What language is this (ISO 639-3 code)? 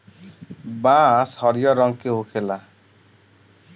bho